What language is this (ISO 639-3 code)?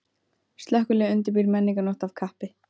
isl